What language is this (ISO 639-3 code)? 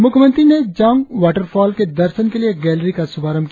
hin